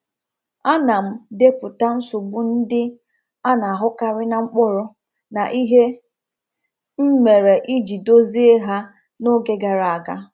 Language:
Igbo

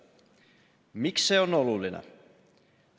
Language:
Estonian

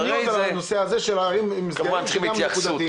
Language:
Hebrew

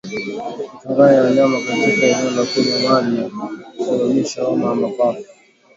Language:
Swahili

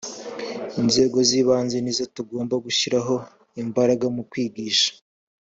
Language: Kinyarwanda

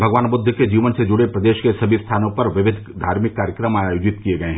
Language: Hindi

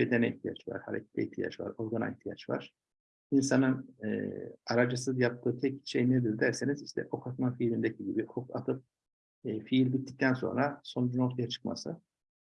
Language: Turkish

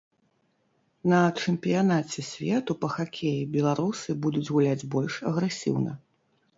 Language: Belarusian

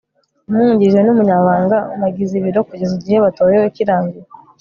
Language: Kinyarwanda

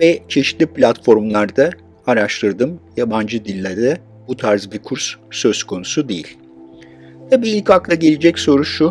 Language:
Turkish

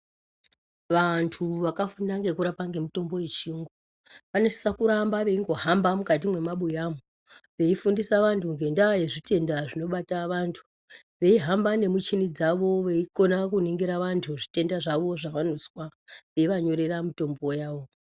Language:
Ndau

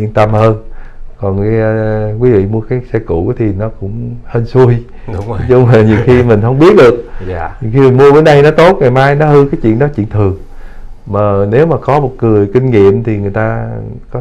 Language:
Vietnamese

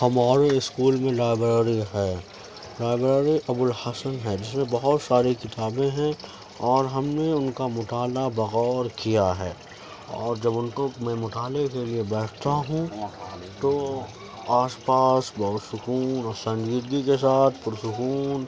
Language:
Urdu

